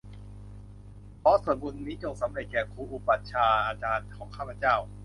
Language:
Thai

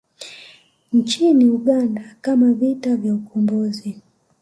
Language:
Swahili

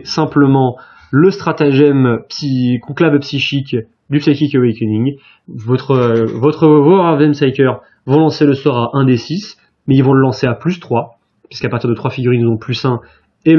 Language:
French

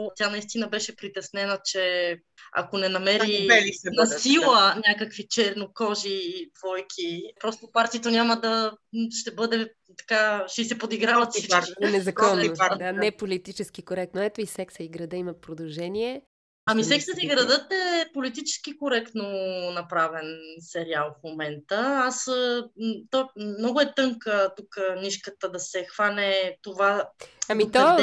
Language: Bulgarian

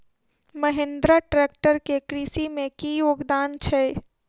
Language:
Maithili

